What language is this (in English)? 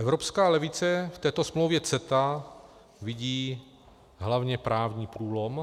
Czech